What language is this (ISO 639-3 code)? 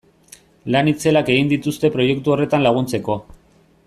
eus